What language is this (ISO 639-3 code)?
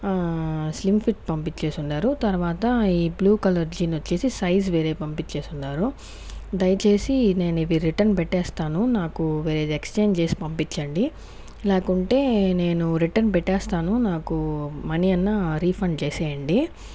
tel